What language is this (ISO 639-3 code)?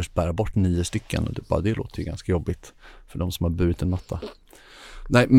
swe